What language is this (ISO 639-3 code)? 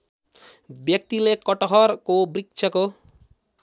nep